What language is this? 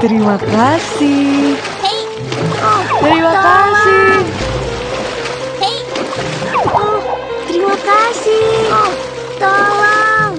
Indonesian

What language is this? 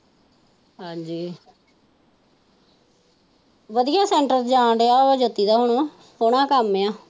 Punjabi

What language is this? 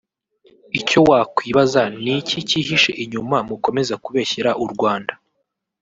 Kinyarwanda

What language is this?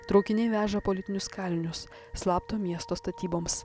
Lithuanian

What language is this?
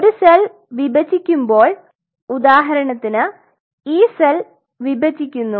Malayalam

